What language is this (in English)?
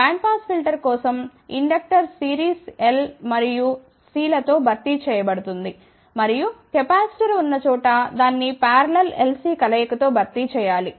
Telugu